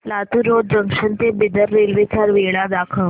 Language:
Marathi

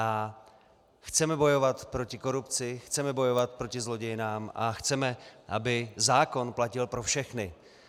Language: Czech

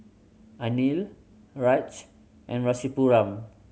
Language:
English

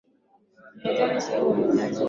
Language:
Swahili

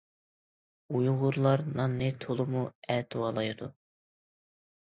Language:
Uyghur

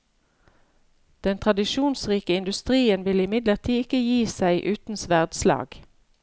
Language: Norwegian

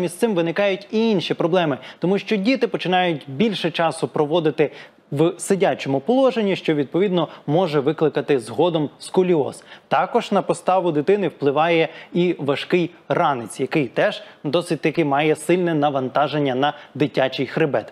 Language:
Ukrainian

